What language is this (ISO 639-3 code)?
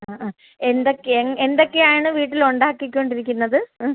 mal